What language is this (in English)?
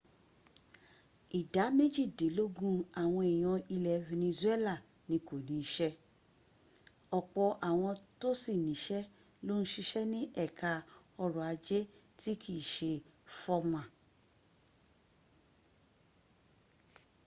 Yoruba